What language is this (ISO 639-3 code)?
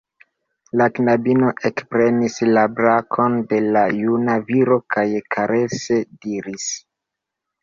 epo